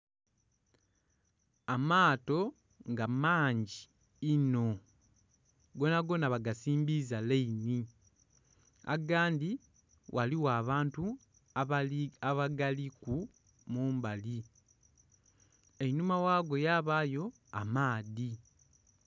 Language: Soga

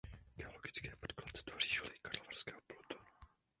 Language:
Czech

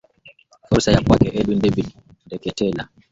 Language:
Swahili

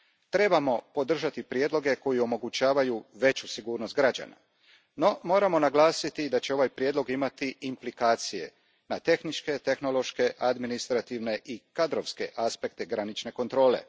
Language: Croatian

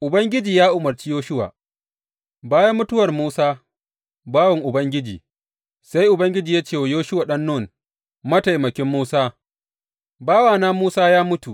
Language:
Hausa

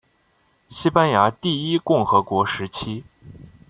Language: Chinese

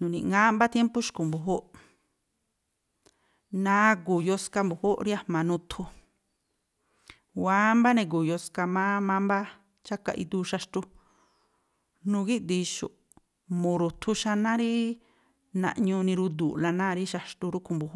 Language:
Tlacoapa Me'phaa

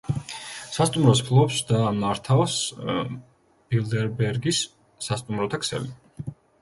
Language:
Georgian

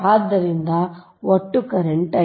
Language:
Kannada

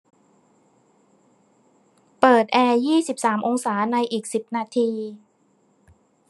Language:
Thai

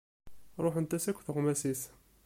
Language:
Kabyle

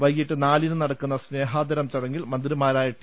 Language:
Malayalam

